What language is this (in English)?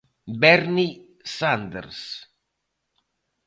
Galician